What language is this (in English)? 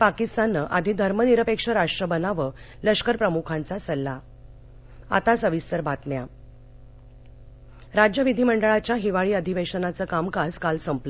Marathi